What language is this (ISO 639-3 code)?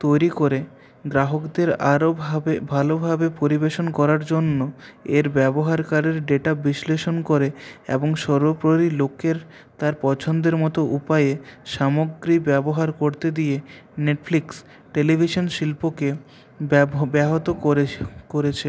ben